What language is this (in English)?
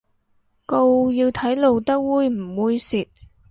Cantonese